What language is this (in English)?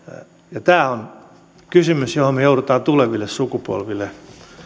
Finnish